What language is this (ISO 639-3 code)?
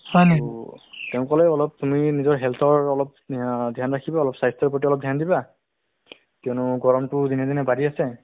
asm